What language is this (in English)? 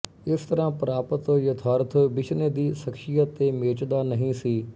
Punjabi